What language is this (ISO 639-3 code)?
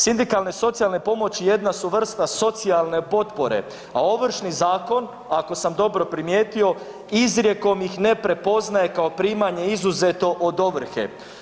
hrv